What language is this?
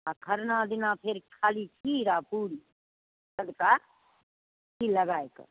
Maithili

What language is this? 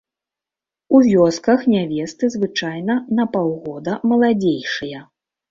Belarusian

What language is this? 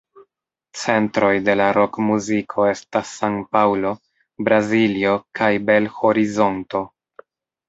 Esperanto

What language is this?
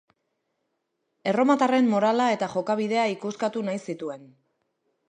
Basque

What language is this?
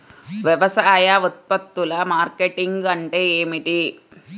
Telugu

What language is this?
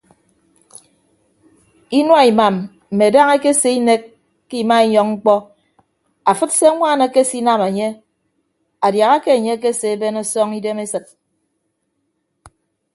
Ibibio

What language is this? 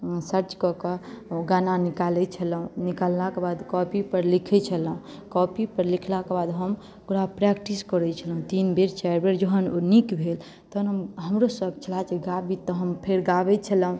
Maithili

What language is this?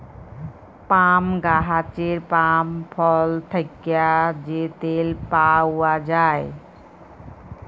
Bangla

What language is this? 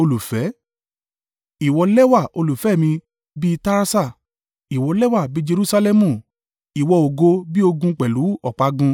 Yoruba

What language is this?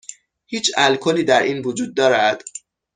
Persian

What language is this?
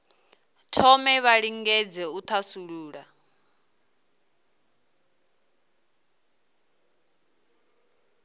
Venda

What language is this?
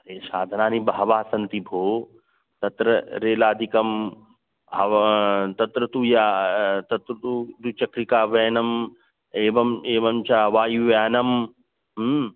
Sanskrit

